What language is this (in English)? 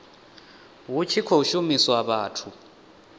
Venda